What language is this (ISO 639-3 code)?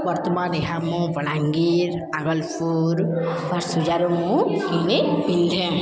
ori